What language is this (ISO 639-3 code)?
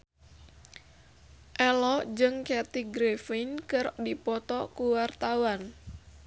sun